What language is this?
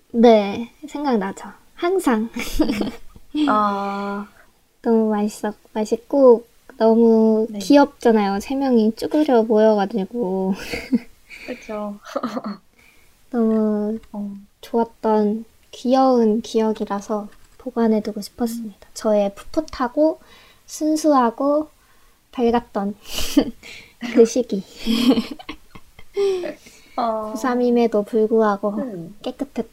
Korean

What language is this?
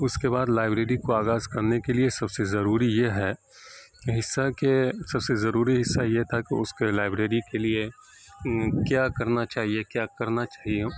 Urdu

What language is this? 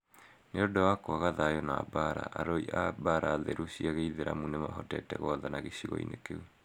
Kikuyu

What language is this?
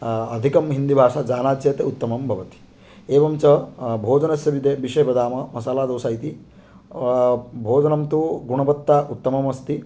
Sanskrit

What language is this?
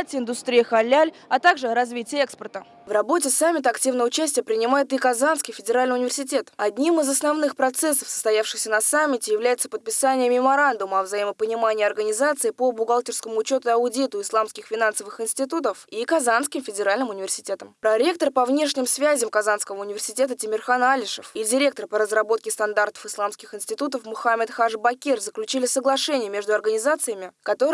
Russian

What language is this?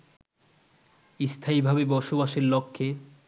Bangla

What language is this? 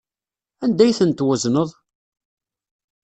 Kabyle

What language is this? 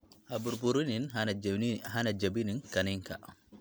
Somali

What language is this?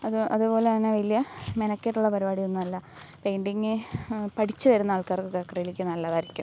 Malayalam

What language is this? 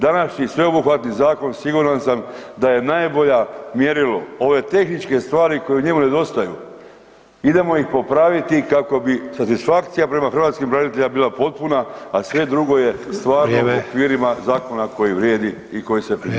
Croatian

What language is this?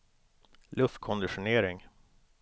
Swedish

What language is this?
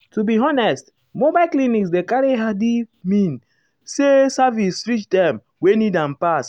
Nigerian Pidgin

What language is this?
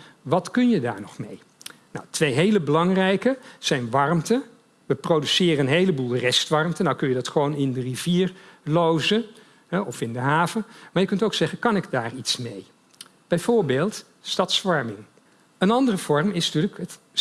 Dutch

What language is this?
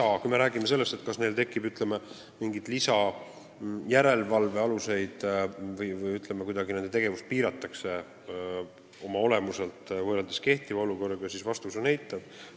Estonian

